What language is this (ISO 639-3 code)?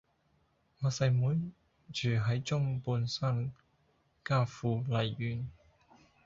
yue